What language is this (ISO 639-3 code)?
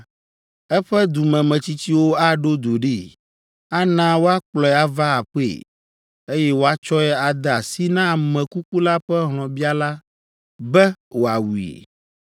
ewe